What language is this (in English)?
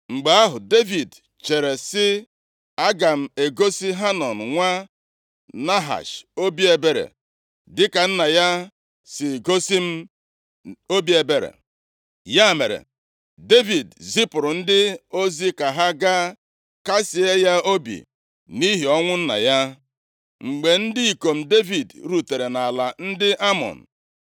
Igbo